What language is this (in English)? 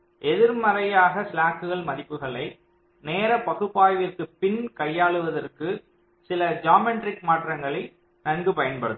Tamil